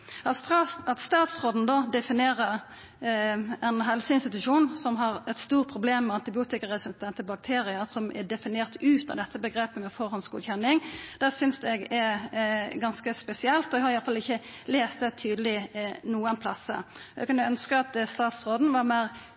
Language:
Norwegian Nynorsk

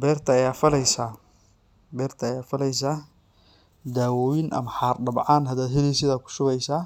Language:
Somali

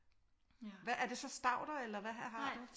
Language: Danish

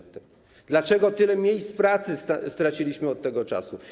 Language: Polish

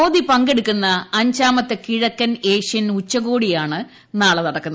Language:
Malayalam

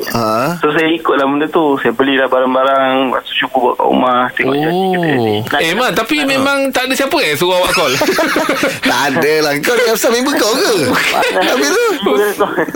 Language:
Malay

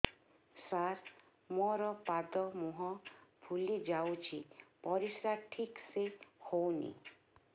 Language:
Odia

